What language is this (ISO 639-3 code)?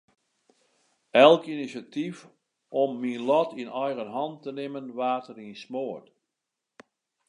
fry